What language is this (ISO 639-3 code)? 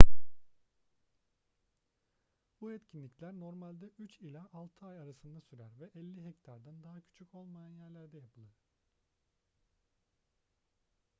tur